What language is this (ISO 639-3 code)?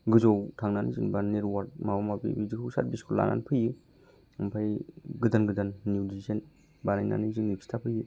brx